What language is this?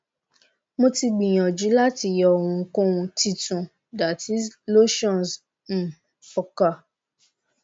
Yoruba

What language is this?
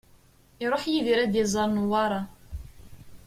Kabyle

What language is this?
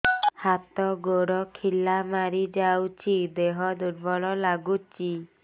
Odia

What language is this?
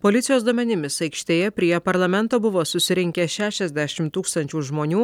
Lithuanian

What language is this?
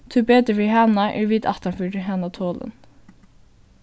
Faroese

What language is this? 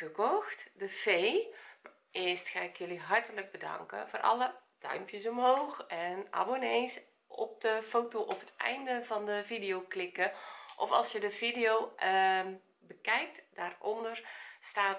Dutch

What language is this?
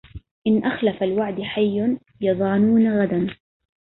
Arabic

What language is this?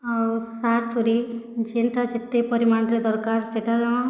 Odia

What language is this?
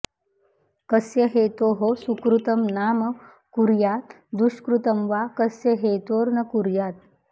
Sanskrit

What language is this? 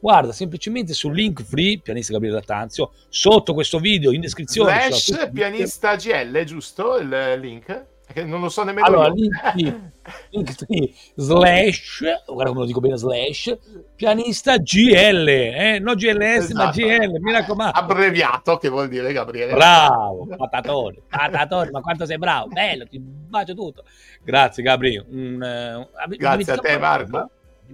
Italian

